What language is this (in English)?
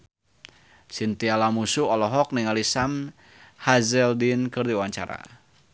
Sundanese